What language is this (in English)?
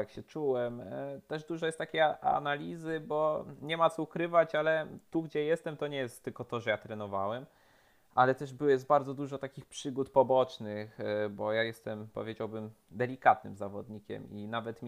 Polish